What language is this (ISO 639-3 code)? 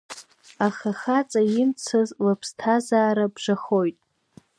abk